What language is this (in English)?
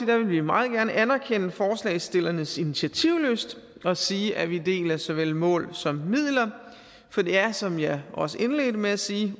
Danish